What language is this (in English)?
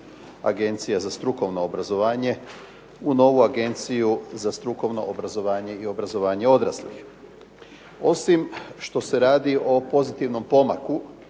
Croatian